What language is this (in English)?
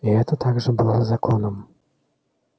Russian